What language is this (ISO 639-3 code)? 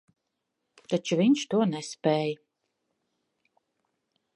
lav